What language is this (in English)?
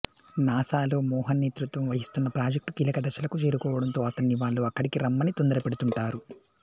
Telugu